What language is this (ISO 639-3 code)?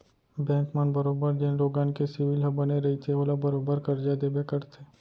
hne